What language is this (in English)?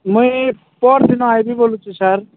Odia